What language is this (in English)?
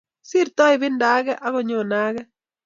Kalenjin